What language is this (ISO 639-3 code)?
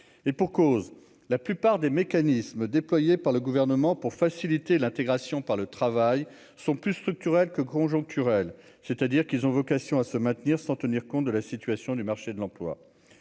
fra